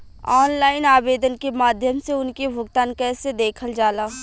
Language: Bhojpuri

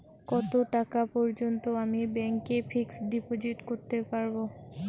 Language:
Bangla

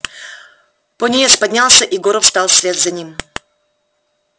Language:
Russian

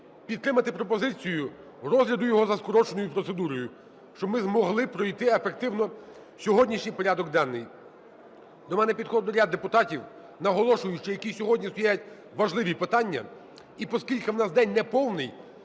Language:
Ukrainian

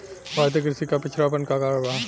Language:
Bhojpuri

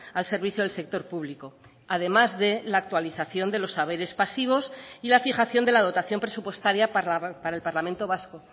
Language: Spanish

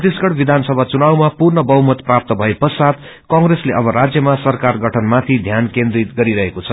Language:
Nepali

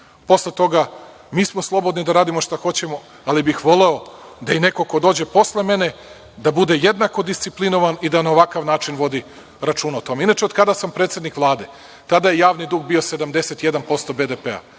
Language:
Serbian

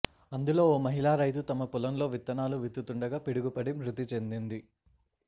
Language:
Telugu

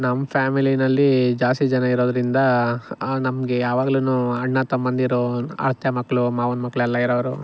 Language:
Kannada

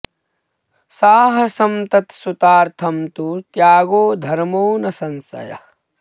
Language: Sanskrit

